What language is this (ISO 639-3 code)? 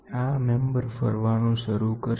guj